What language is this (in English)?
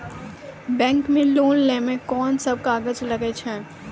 Maithili